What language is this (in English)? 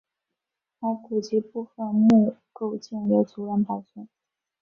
Chinese